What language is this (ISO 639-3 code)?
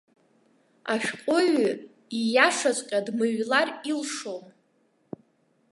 abk